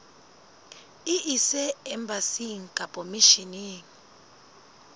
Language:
Southern Sotho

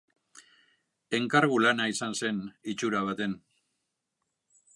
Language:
Basque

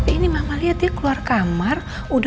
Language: Indonesian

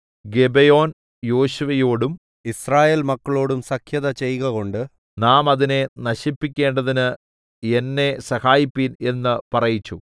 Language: Malayalam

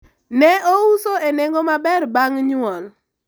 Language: Luo (Kenya and Tanzania)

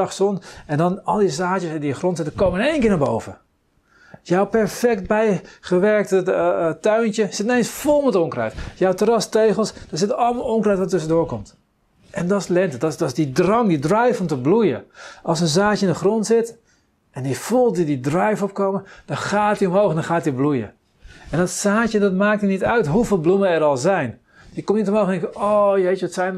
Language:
Dutch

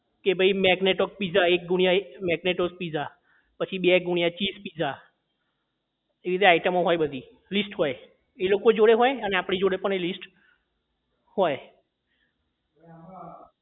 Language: Gujarati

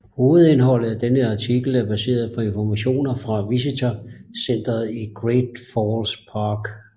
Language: Danish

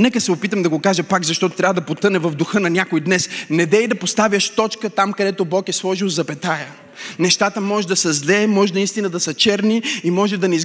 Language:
Bulgarian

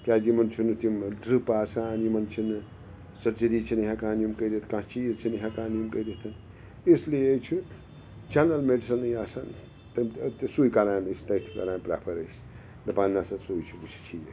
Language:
Kashmiri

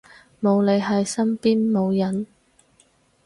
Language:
Cantonese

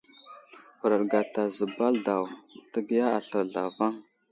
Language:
Wuzlam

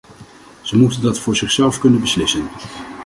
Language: Dutch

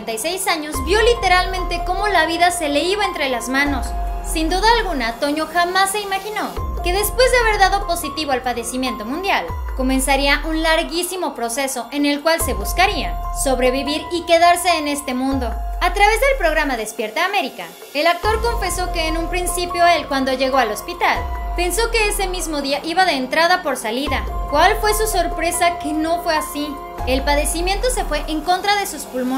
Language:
Spanish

